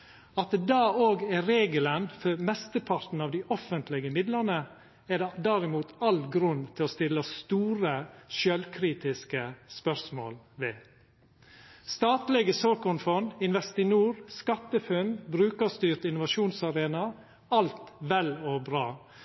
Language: Norwegian Nynorsk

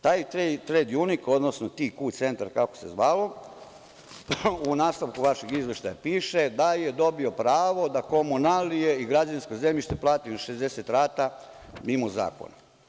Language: Serbian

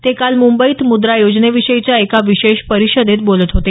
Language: Marathi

